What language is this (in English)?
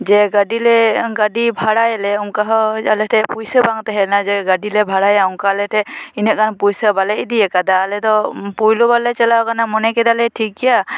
Santali